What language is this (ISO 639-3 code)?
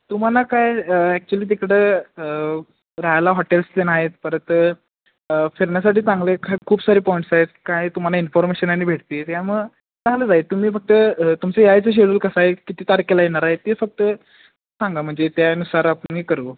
mar